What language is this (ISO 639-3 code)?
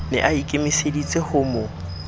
sot